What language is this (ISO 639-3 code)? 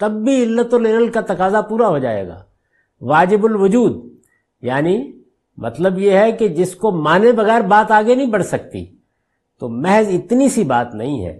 urd